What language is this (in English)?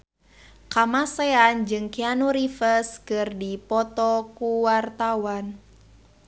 Sundanese